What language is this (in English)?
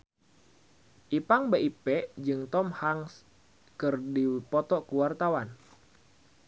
Sundanese